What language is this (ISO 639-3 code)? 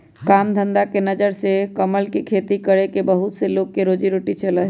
mag